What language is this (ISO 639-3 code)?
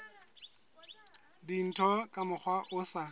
sot